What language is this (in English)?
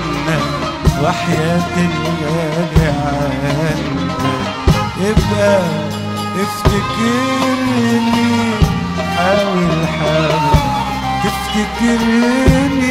Arabic